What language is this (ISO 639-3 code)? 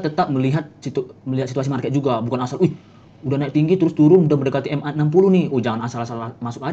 ind